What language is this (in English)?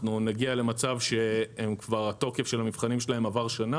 Hebrew